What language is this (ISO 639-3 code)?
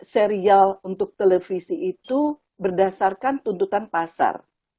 ind